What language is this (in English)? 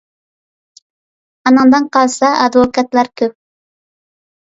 Uyghur